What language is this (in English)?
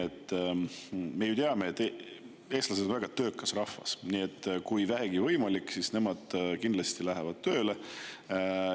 Estonian